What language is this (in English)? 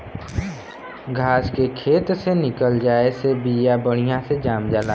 Bhojpuri